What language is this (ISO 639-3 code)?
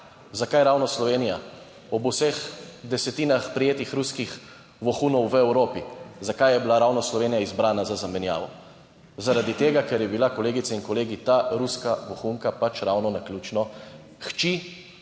slv